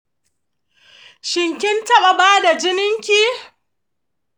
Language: Hausa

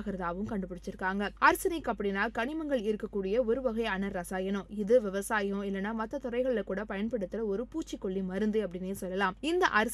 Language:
Tamil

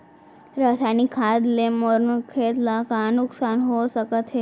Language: Chhattisgarhi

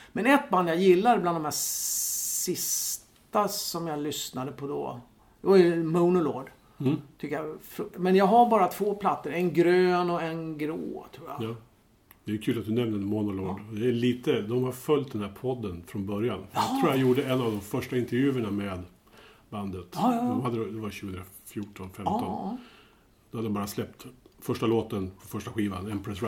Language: Swedish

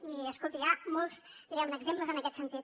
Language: Catalan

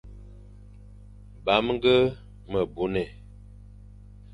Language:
Fang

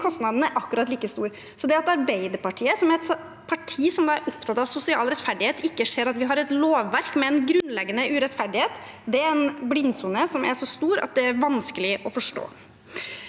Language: Norwegian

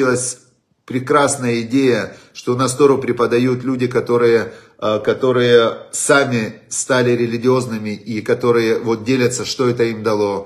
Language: Russian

